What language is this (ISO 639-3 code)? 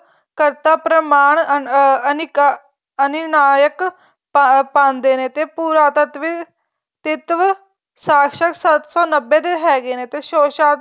pan